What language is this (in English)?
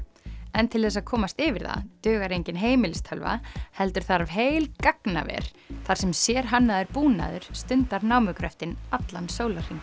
Icelandic